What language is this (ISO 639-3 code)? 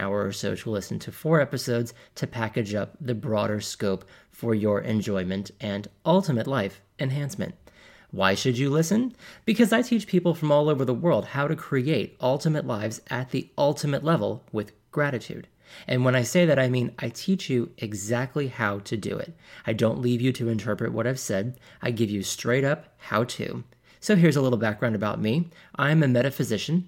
eng